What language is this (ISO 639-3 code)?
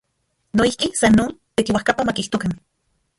ncx